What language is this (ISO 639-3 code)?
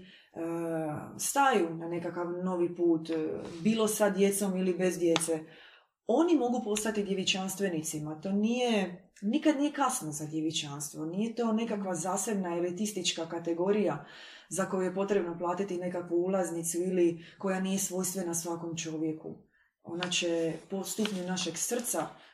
hrv